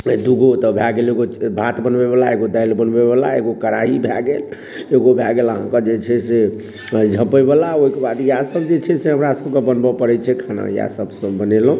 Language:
Maithili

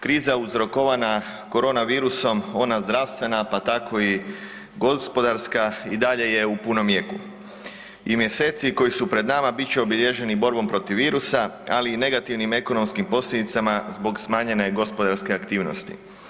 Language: Croatian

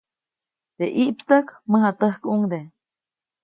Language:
Copainalá Zoque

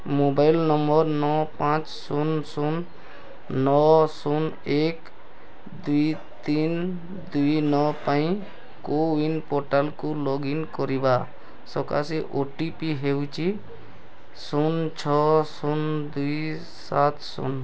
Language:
Odia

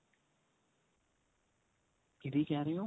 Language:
Punjabi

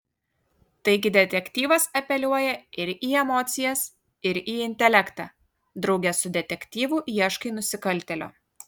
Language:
Lithuanian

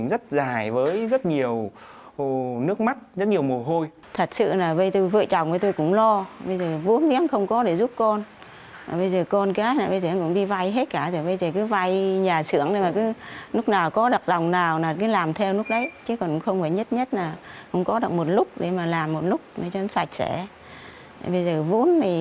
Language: Vietnamese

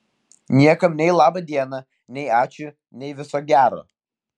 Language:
Lithuanian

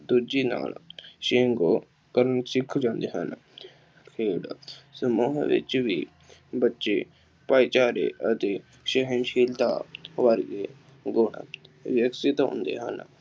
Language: Punjabi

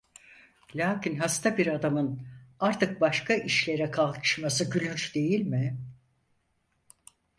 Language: Turkish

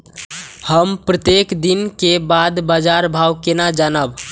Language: Maithili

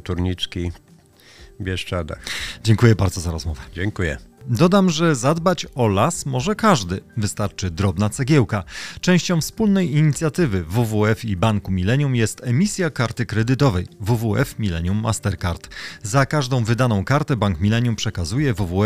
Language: Polish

